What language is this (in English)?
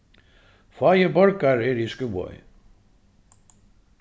Faroese